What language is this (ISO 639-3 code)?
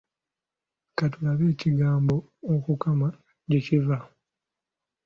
lug